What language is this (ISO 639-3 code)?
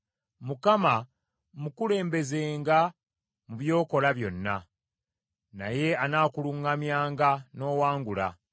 lug